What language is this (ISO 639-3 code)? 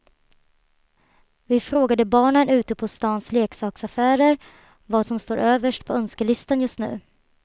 swe